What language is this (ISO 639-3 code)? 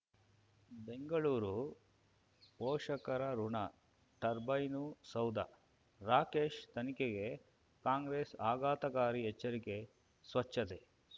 kan